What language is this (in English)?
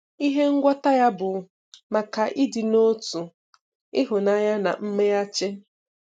Igbo